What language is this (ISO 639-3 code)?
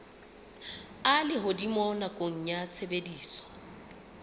sot